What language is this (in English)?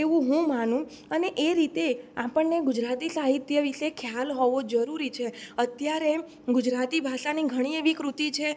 Gujarati